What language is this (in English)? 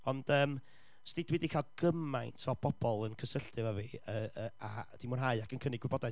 Welsh